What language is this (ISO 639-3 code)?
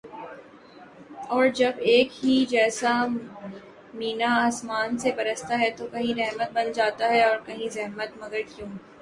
urd